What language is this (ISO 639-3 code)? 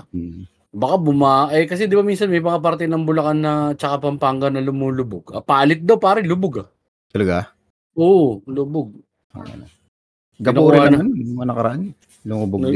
fil